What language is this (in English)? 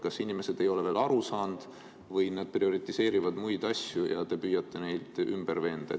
Estonian